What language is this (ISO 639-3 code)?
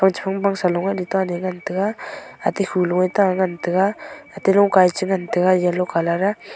nnp